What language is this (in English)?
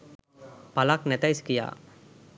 Sinhala